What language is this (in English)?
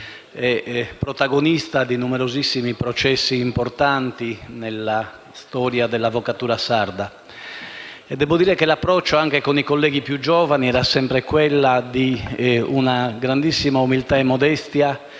Italian